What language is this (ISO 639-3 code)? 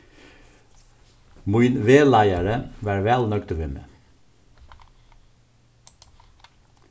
fao